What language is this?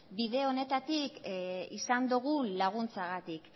Basque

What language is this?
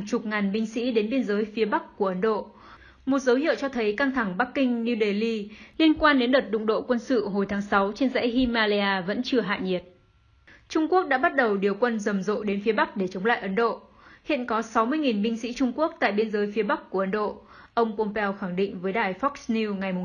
Vietnamese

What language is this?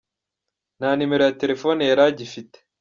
Kinyarwanda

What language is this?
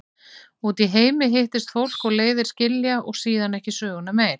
Icelandic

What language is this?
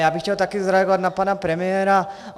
Czech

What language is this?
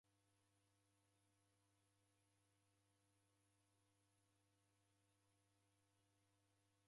Taita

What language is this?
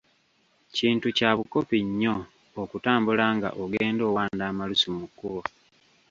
Ganda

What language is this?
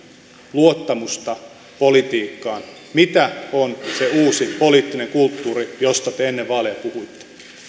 Finnish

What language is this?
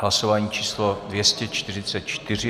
Czech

